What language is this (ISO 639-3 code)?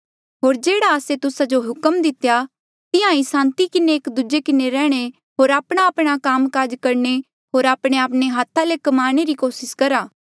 mjl